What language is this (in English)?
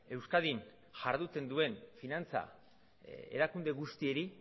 Basque